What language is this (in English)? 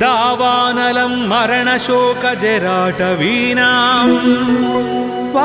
Telugu